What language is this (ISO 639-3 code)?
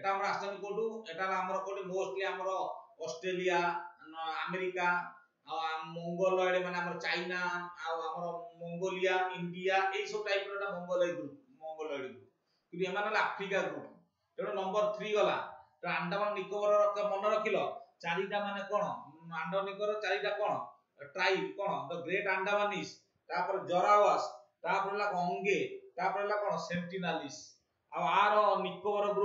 ind